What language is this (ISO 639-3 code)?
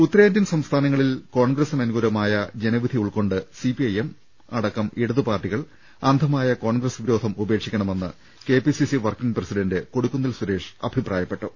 mal